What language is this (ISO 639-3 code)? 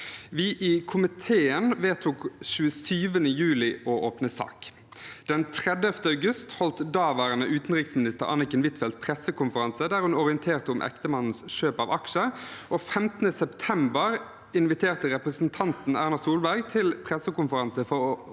nor